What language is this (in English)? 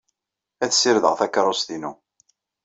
Kabyle